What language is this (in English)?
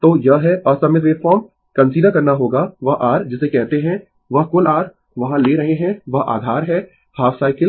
Hindi